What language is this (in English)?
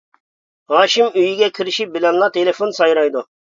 Uyghur